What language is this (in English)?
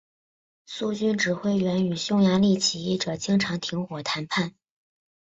Chinese